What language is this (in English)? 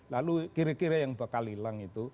Indonesian